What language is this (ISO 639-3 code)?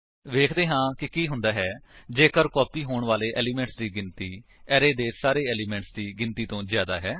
pan